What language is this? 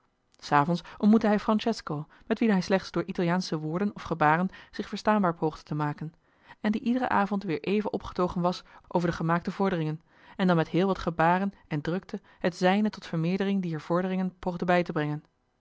Dutch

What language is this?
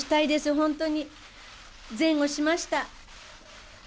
Japanese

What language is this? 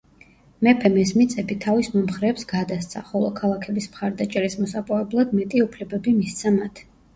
Georgian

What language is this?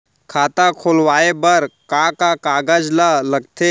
Chhattisgarhi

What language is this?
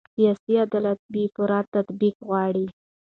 Pashto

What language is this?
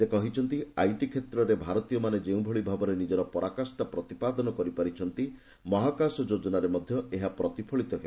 Odia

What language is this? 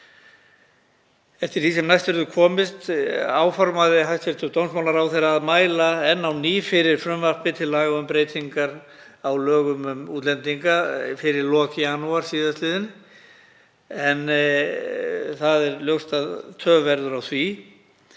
Icelandic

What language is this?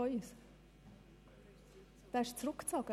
Swiss German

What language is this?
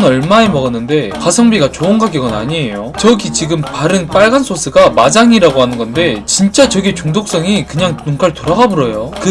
Korean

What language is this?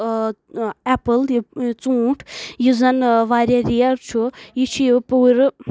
Kashmiri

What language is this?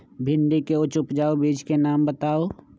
Magahi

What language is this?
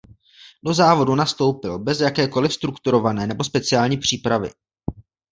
Czech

